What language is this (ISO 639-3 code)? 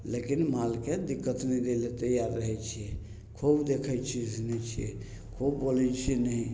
mai